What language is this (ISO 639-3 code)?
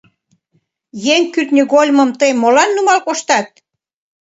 chm